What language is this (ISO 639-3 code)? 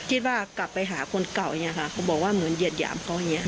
tha